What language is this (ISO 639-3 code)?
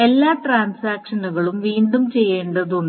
mal